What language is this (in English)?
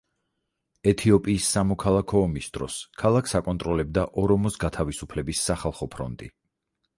Georgian